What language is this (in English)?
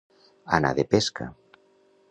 Catalan